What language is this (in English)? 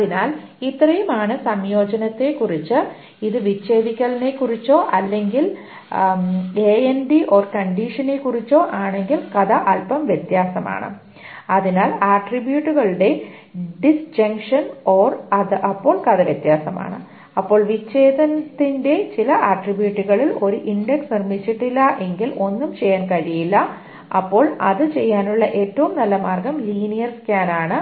Malayalam